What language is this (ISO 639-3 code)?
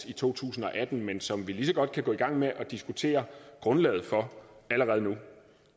dan